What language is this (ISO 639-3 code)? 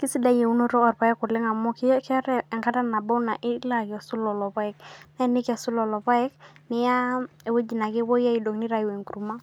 mas